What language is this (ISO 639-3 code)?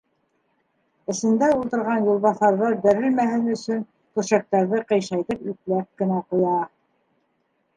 bak